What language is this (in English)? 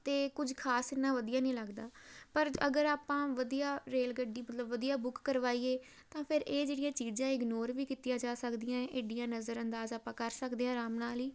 Punjabi